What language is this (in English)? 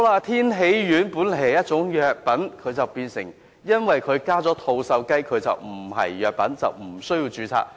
Cantonese